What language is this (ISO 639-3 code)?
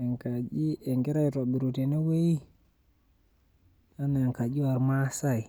mas